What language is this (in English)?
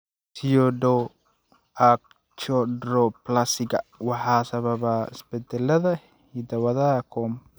Somali